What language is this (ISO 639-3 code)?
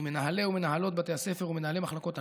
heb